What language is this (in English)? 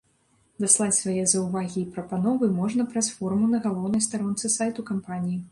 Belarusian